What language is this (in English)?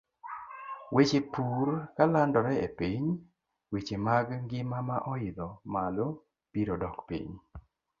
Luo (Kenya and Tanzania)